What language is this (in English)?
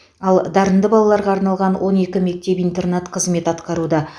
Kazakh